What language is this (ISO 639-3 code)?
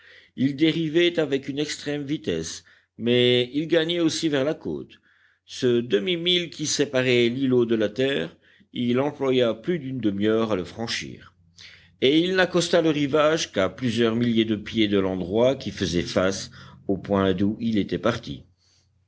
fra